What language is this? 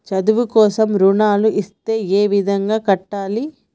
Telugu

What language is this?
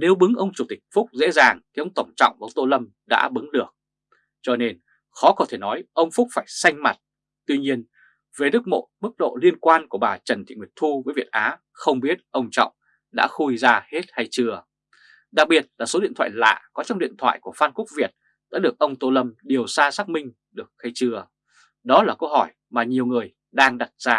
Vietnamese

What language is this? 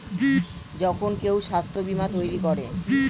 Bangla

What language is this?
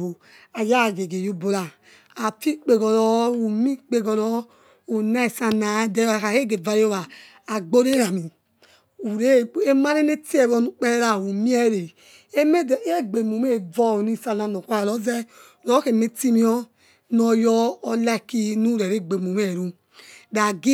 Yekhee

